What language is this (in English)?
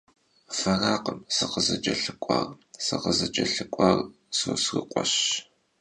Kabardian